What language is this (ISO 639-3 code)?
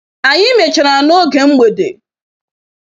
ibo